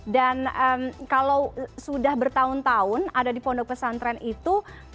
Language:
Indonesian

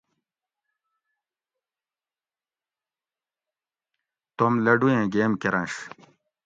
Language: Gawri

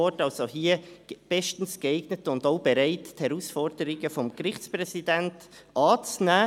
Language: Swiss German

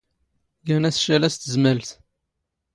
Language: Standard Moroccan Tamazight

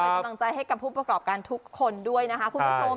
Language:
Thai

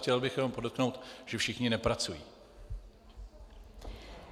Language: Czech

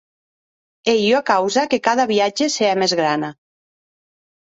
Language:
Occitan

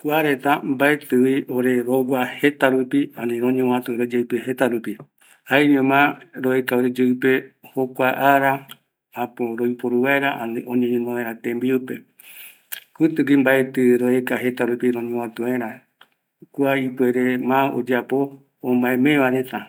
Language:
Eastern Bolivian Guaraní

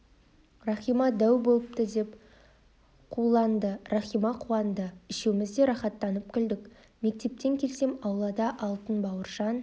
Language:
Kazakh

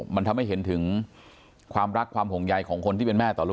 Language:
Thai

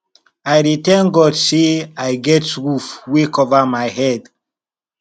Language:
Nigerian Pidgin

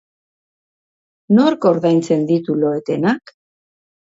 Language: Basque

